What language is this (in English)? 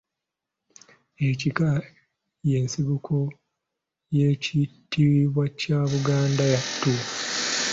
Ganda